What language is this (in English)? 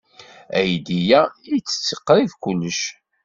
Kabyle